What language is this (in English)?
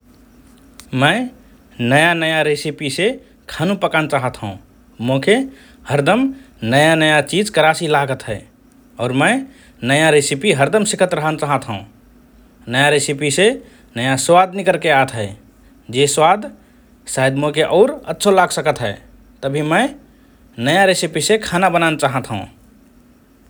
Rana Tharu